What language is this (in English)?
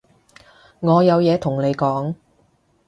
Cantonese